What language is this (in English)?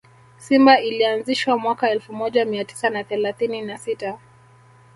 Swahili